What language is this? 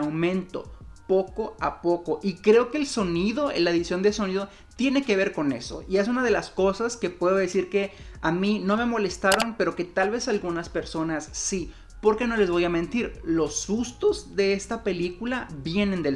Spanish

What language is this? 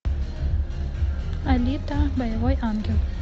Russian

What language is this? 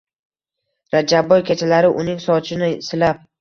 Uzbek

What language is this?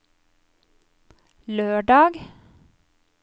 Norwegian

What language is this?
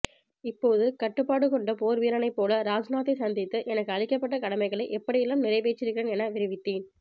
Tamil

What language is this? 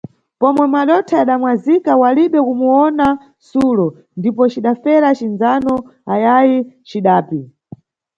Nyungwe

